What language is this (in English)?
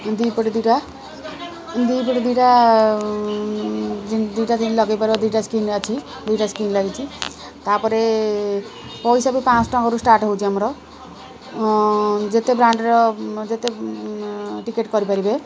Odia